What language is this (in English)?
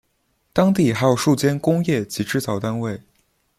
Chinese